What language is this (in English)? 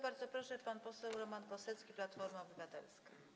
Polish